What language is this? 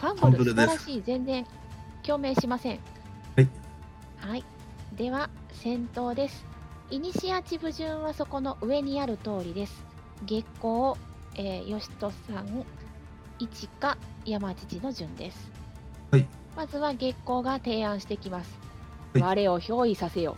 Japanese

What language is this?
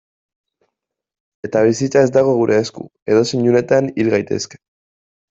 Basque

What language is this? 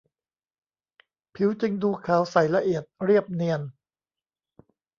Thai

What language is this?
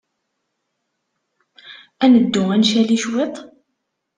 Kabyle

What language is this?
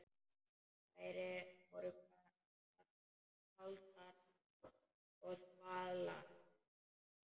Icelandic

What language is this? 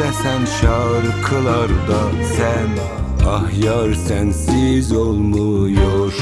Turkish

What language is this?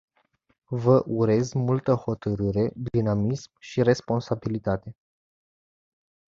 Romanian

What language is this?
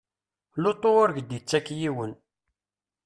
Kabyle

